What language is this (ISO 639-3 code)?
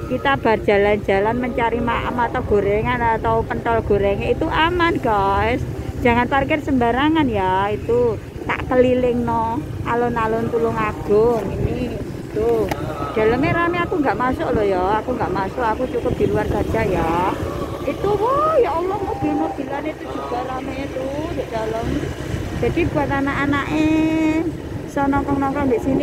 ind